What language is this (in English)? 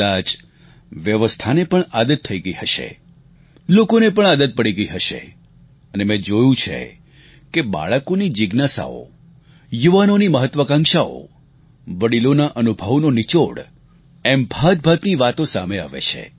Gujarati